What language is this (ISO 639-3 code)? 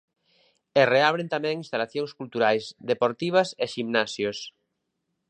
glg